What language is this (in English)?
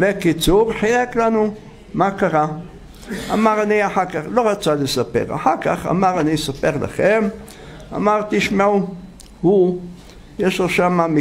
Hebrew